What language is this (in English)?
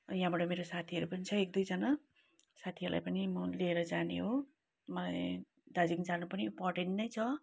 Nepali